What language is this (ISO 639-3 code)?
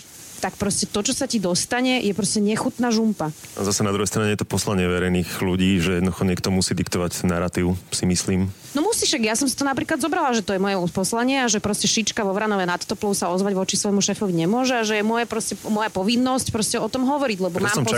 slk